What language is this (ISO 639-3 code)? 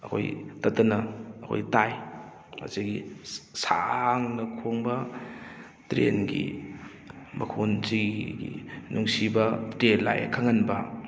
mni